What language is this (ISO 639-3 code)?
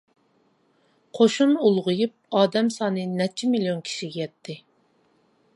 uig